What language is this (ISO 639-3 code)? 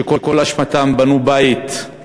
heb